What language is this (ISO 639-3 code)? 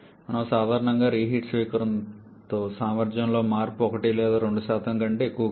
tel